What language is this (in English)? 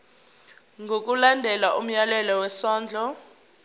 Zulu